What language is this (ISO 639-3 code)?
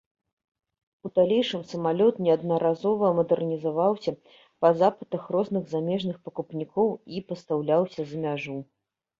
bel